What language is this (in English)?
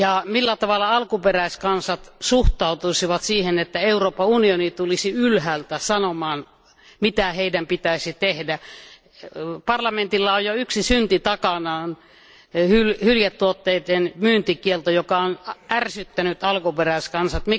Finnish